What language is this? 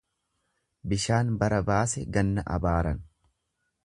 Oromo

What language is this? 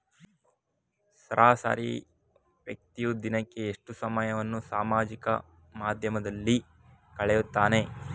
Kannada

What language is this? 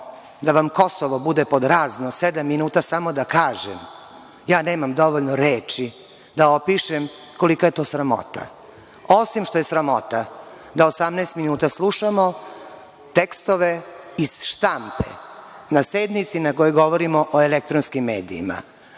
Serbian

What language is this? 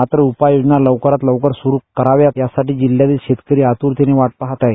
Marathi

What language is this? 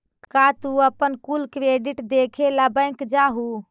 Magahi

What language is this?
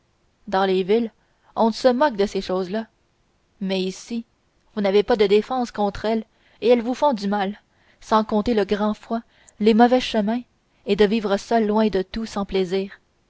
French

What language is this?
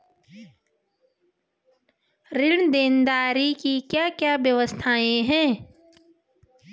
Hindi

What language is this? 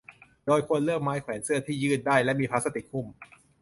Thai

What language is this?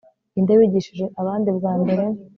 Kinyarwanda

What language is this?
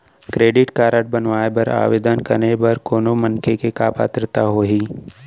Chhattisgarhi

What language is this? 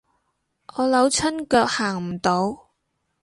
Cantonese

